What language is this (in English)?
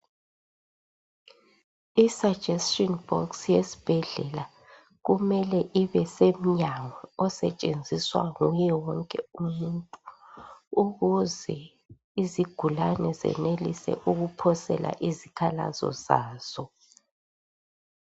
North Ndebele